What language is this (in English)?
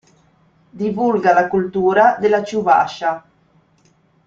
Italian